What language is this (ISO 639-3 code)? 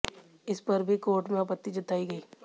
hin